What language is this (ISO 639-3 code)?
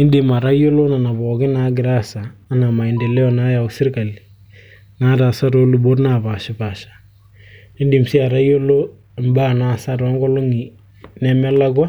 mas